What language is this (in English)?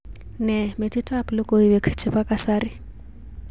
Kalenjin